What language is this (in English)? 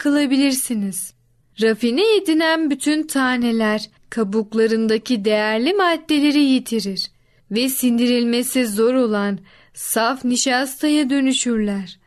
Turkish